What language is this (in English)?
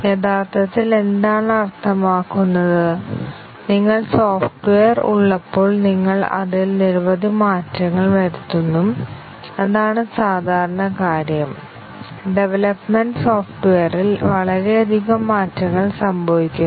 Malayalam